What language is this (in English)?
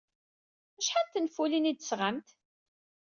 Kabyle